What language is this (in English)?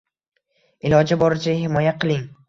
Uzbek